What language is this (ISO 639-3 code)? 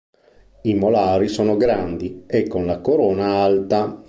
ita